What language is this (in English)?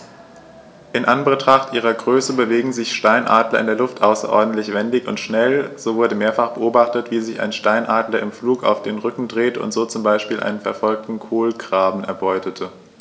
German